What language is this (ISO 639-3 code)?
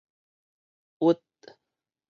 nan